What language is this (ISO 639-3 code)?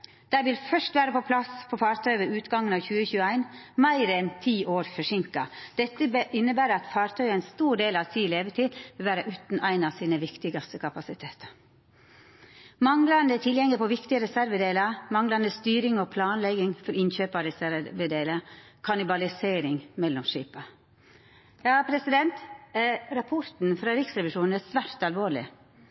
nno